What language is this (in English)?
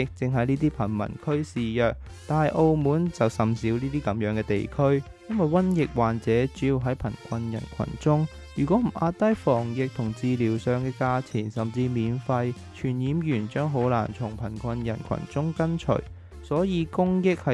Chinese